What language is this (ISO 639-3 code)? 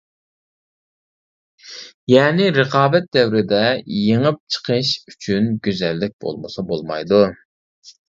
uig